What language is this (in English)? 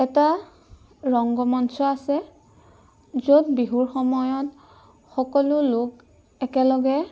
Assamese